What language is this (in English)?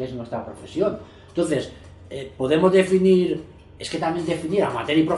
Spanish